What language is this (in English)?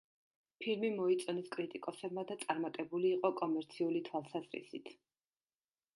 Georgian